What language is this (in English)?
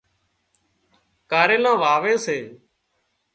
Wadiyara Koli